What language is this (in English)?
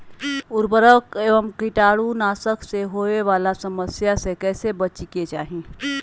Magahi